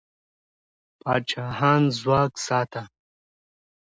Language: Pashto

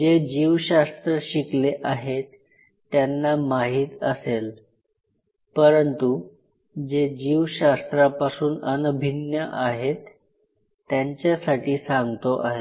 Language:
Marathi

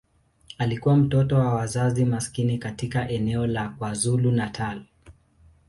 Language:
Swahili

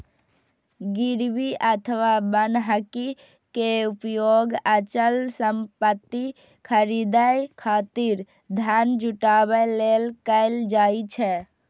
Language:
Maithili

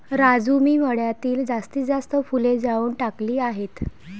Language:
Marathi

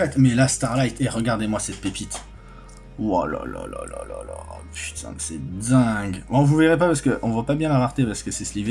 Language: French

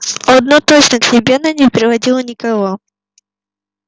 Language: Russian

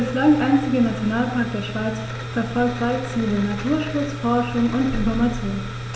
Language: German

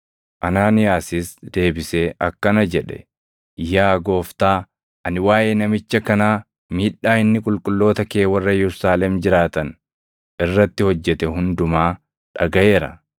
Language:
Oromo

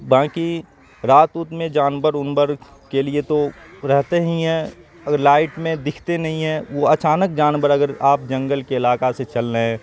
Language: Urdu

